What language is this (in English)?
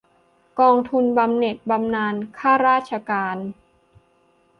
Thai